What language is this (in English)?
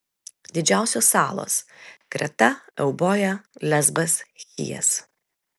Lithuanian